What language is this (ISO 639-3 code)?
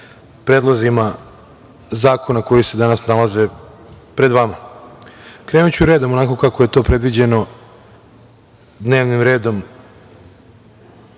srp